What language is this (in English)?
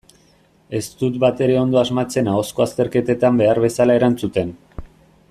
Basque